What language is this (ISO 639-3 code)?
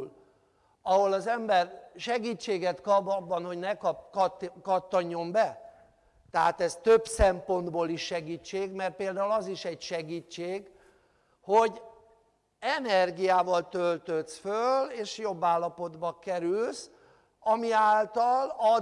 hun